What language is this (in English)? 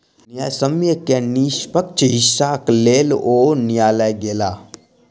Maithili